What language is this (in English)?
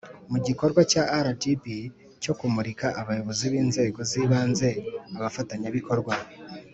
Kinyarwanda